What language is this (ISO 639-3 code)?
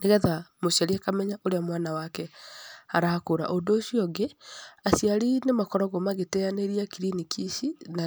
kik